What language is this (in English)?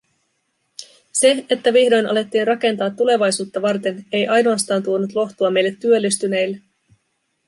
Finnish